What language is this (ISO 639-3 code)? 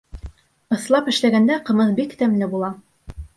bak